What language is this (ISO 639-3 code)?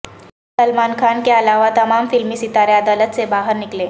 urd